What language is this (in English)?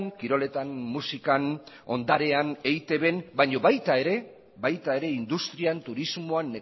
Basque